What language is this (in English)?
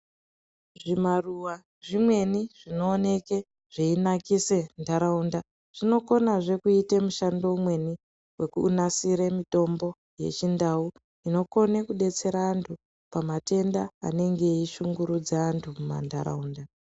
Ndau